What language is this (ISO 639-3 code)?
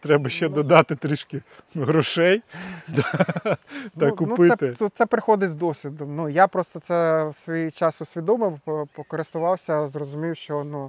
ukr